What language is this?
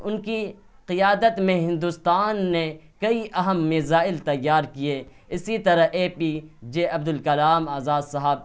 Urdu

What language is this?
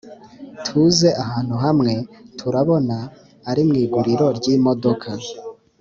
Kinyarwanda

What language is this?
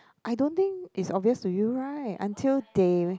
English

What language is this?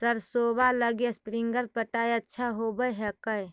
Magahi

